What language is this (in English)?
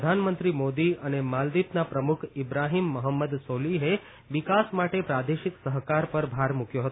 Gujarati